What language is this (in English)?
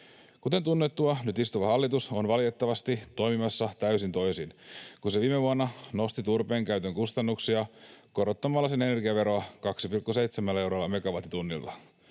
Finnish